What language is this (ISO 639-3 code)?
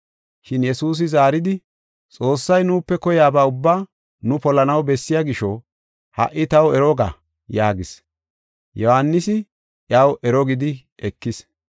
gof